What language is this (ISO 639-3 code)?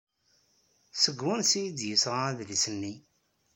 kab